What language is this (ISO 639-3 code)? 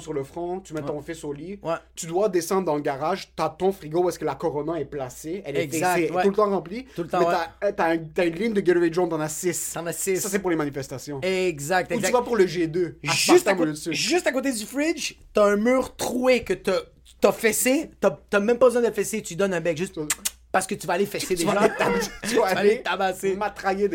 fra